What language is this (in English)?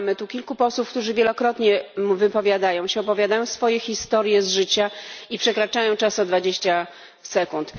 Polish